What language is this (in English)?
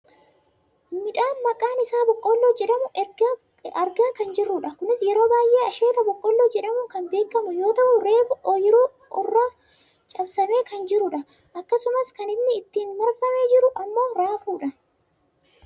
Oromo